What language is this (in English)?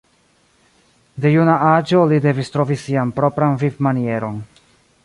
Esperanto